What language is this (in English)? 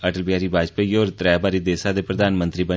Dogri